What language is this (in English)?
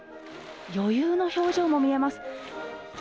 Japanese